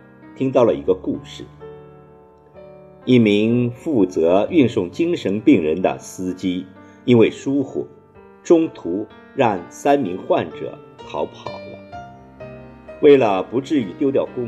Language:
Chinese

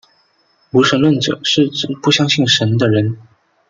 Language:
Chinese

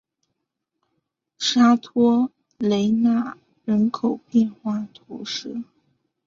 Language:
Chinese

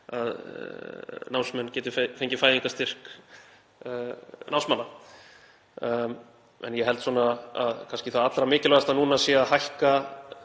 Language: Icelandic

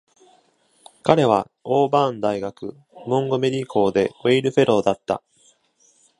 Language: Japanese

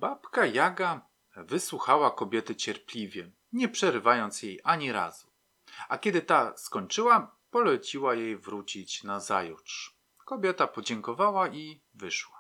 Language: Polish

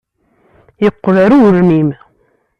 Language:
Kabyle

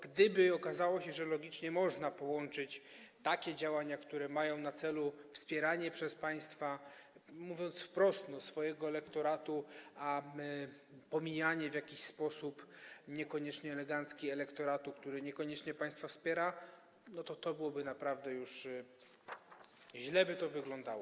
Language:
Polish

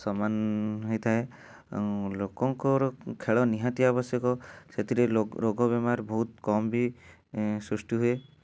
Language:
Odia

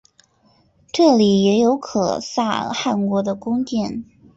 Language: Chinese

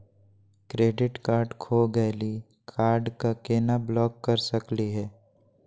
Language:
Magahi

